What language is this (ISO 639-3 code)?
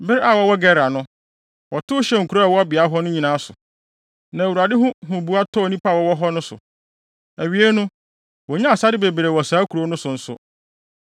aka